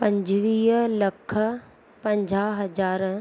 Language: Sindhi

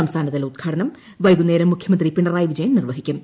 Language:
Malayalam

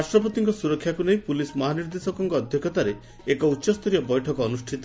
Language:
Odia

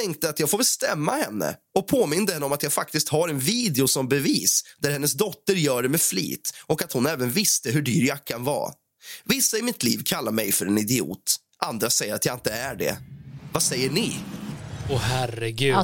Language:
Swedish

